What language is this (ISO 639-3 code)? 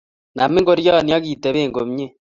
kln